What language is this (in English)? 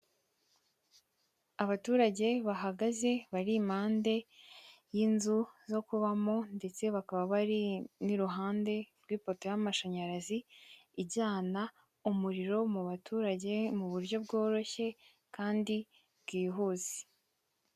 Kinyarwanda